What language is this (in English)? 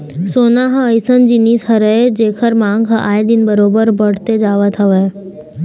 Chhattisgarhi